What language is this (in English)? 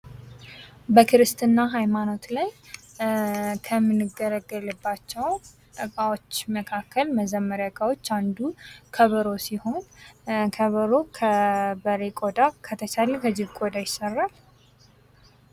Amharic